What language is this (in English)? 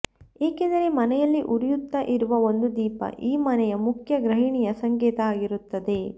Kannada